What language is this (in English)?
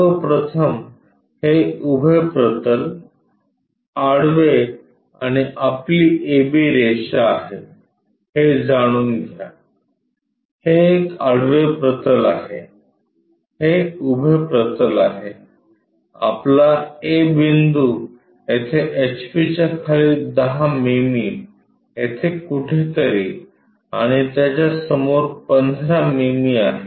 Marathi